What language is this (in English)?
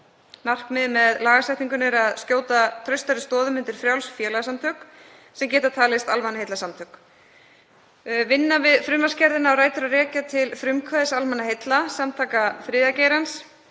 Icelandic